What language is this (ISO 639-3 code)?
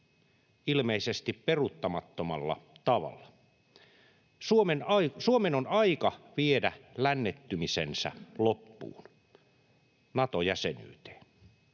fin